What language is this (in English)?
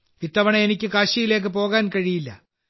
Malayalam